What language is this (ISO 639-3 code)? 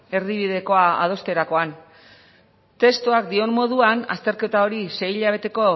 eus